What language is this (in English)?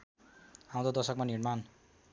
Nepali